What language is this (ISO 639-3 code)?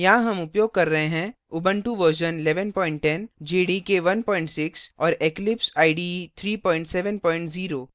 hin